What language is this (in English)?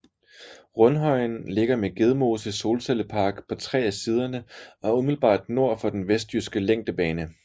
Danish